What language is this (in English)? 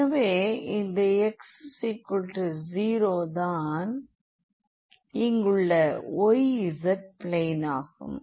Tamil